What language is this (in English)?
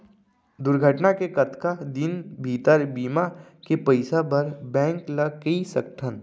Chhattisgarhi